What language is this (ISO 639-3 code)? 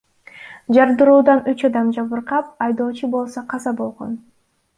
kir